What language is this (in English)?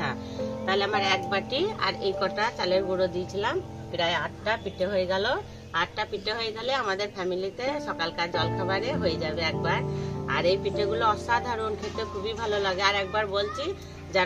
Thai